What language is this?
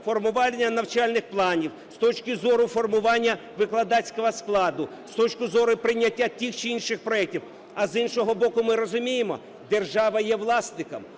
Ukrainian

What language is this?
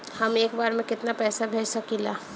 Bhojpuri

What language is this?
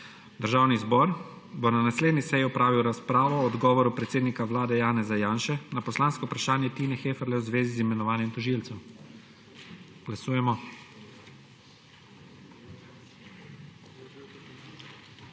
Slovenian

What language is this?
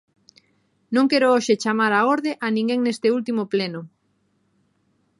Galician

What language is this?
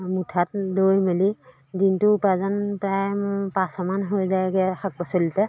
Assamese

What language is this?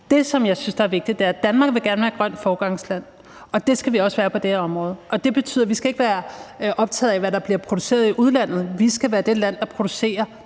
Danish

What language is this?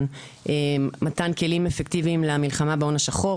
Hebrew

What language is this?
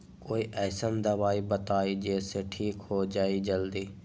Magahi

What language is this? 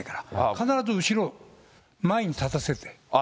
Japanese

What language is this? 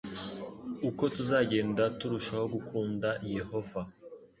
Kinyarwanda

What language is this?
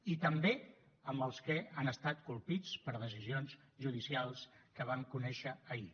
Catalan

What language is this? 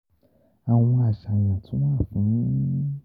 Yoruba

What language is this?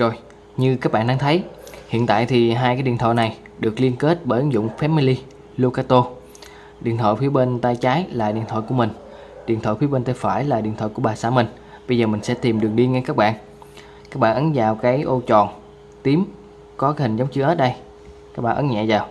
Vietnamese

